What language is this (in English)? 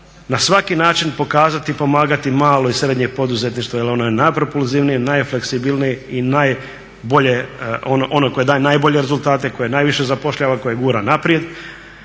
Croatian